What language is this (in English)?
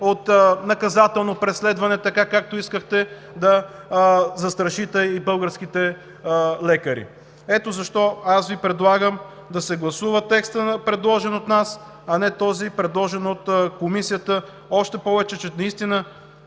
Bulgarian